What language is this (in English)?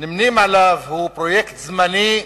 Hebrew